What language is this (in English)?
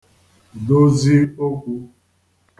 Igbo